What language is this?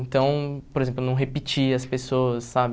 Portuguese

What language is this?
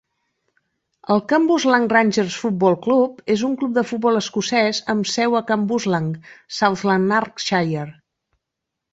Catalan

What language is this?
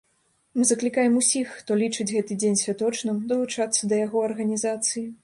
Belarusian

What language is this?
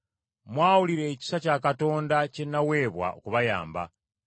Ganda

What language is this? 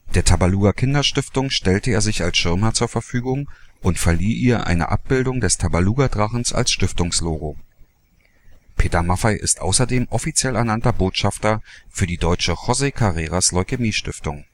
German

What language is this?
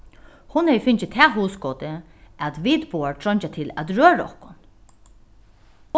Faroese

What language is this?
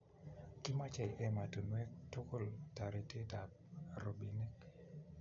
Kalenjin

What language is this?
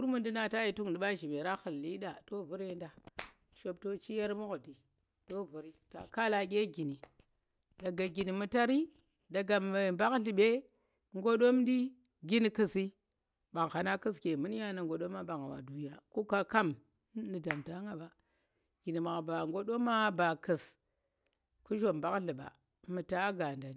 Tera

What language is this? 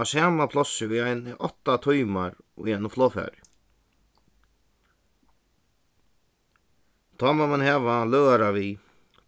Faroese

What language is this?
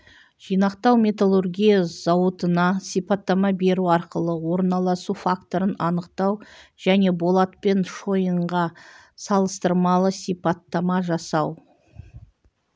Kazakh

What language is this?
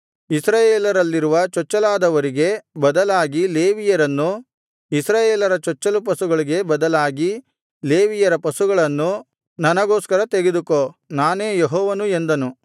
Kannada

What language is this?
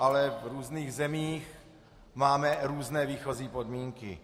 Czech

